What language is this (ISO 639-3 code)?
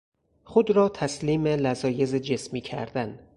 fas